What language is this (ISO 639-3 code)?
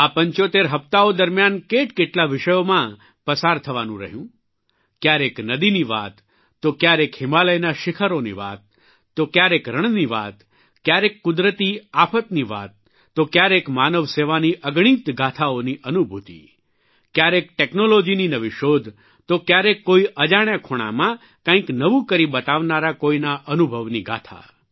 guj